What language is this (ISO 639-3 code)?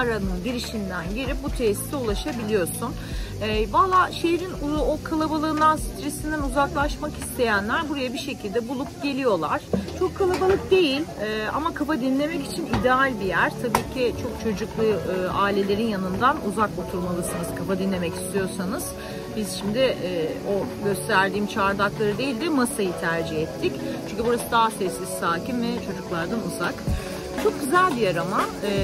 tur